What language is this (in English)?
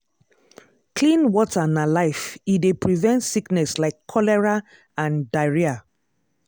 Nigerian Pidgin